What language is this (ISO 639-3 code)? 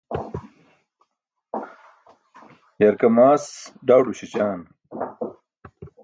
bsk